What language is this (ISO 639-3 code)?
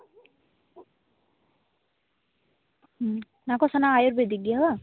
sat